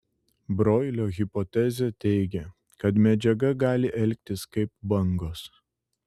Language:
Lithuanian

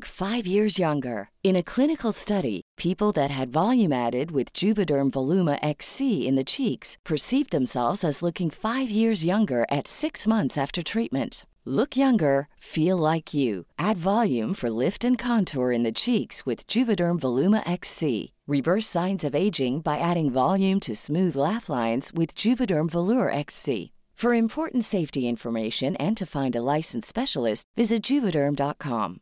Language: Spanish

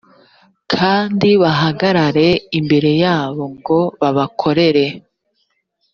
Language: Kinyarwanda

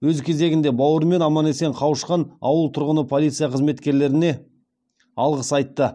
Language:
Kazakh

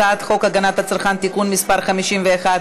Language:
Hebrew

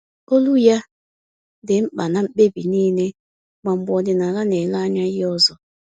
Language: Igbo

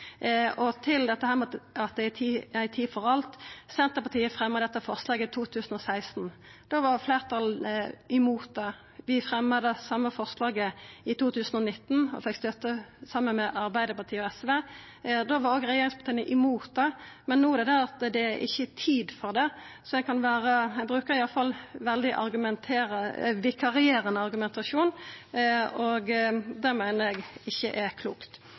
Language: Norwegian Nynorsk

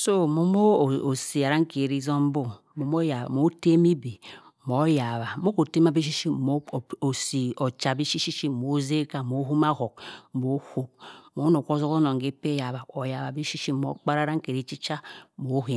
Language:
Cross River Mbembe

